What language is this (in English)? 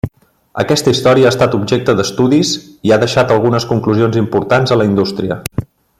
Catalan